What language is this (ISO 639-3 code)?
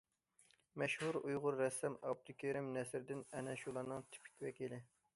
uig